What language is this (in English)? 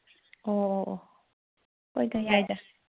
Manipuri